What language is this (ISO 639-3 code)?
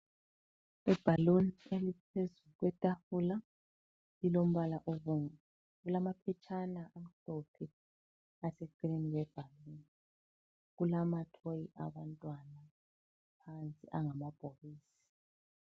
nde